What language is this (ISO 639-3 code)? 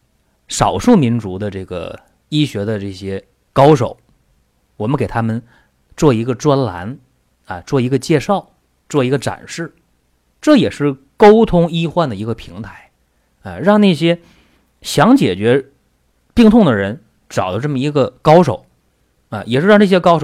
zho